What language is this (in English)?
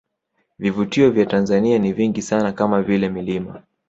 Swahili